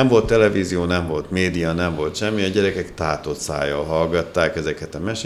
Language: Hungarian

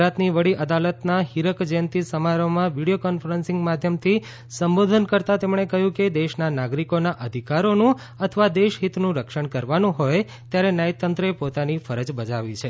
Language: Gujarati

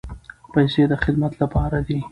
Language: Pashto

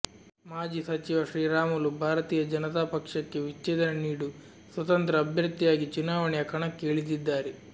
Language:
Kannada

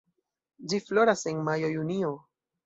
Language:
Esperanto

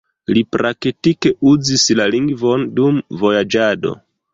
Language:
Esperanto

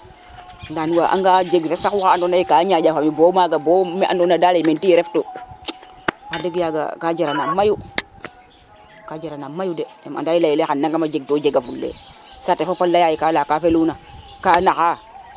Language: Serer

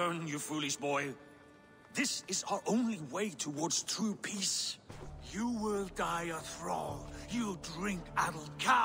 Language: Korean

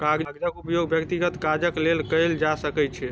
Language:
Maithili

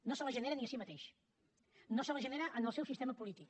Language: Catalan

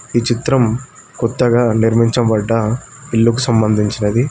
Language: Telugu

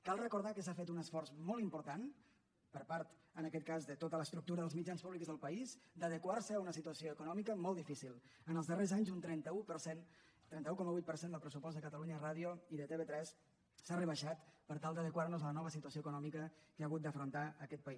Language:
Catalan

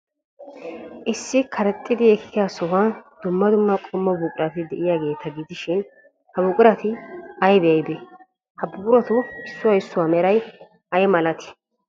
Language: Wolaytta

